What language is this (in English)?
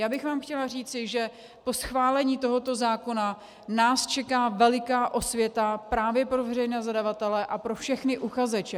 Czech